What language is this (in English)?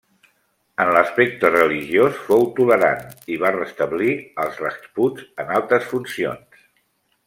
Catalan